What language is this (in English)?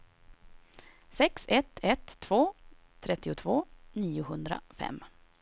Swedish